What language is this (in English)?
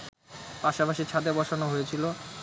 Bangla